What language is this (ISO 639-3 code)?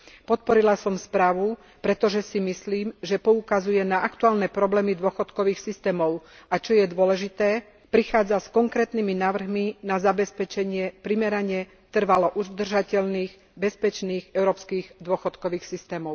slk